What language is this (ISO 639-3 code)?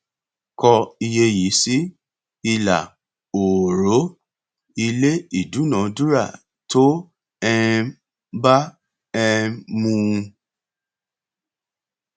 yor